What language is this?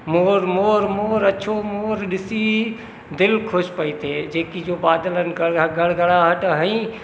Sindhi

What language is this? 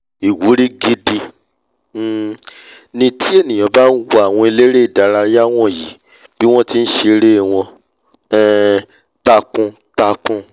Yoruba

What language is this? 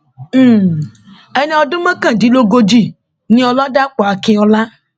Yoruba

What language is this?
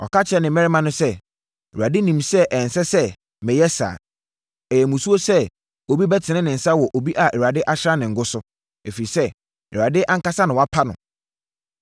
Akan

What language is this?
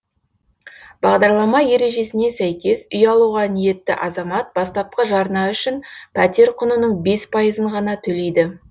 Kazakh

